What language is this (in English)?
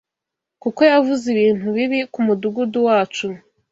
Kinyarwanda